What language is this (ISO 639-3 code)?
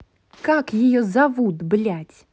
rus